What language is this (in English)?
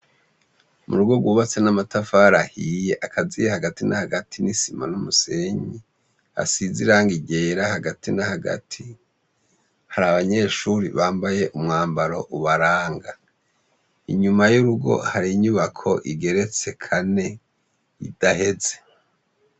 Rundi